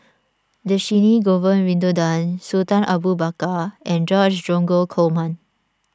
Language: English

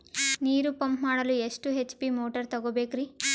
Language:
Kannada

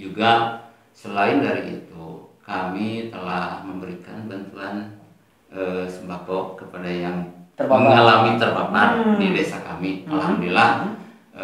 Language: Indonesian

